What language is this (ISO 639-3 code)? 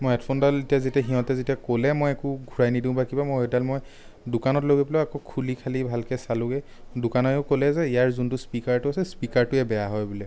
asm